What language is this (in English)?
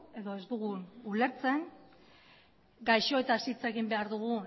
Basque